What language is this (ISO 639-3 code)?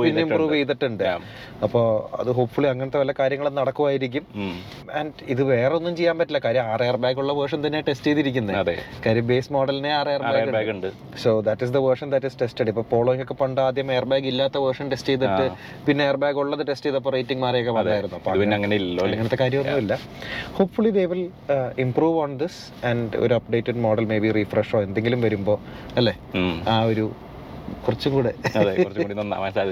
mal